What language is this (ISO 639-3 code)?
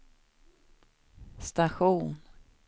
swe